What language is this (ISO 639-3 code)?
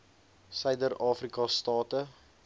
afr